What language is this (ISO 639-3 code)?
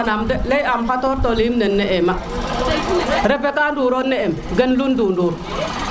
srr